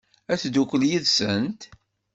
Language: Kabyle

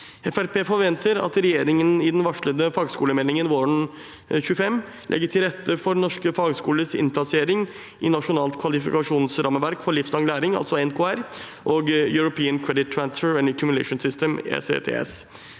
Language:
Norwegian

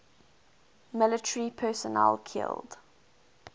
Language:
English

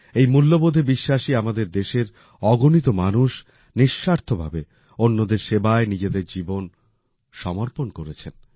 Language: Bangla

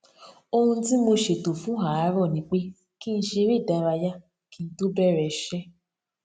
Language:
Yoruba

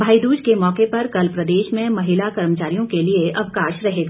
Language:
Hindi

